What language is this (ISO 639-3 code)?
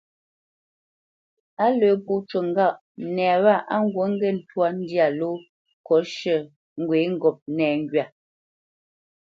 bce